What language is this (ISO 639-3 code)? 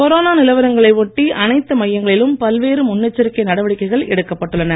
tam